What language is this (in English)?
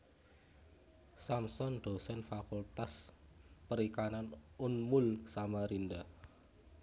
Javanese